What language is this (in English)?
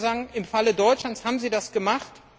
German